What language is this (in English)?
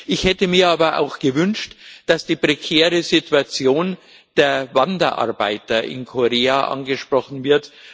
German